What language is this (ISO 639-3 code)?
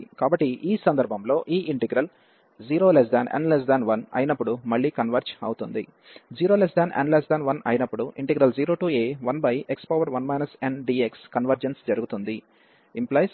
tel